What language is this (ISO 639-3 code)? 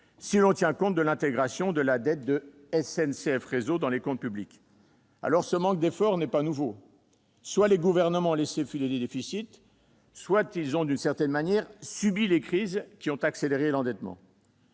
fra